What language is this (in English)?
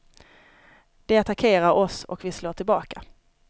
Swedish